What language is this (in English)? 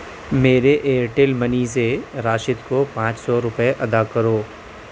Urdu